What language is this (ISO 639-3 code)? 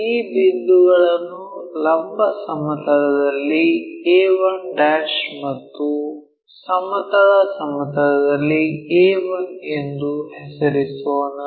kan